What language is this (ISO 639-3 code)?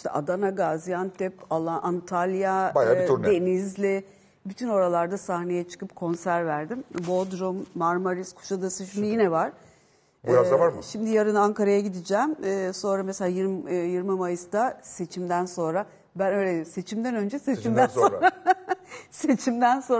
tur